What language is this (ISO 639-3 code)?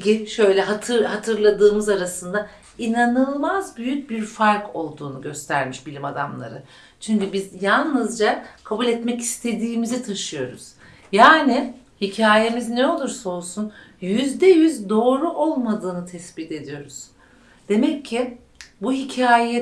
tur